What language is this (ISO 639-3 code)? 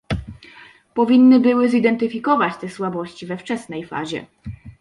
pol